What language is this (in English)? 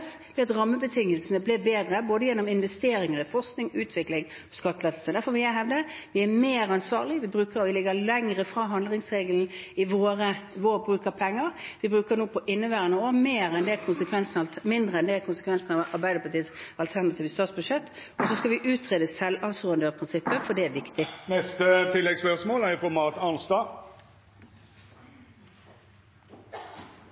Norwegian